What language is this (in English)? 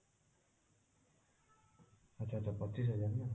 Odia